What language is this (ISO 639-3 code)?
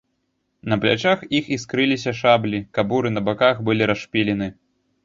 bel